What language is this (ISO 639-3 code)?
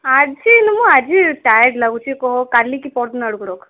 ori